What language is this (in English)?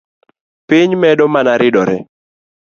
Luo (Kenya and Tanzania)